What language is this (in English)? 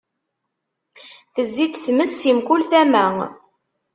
Kabyle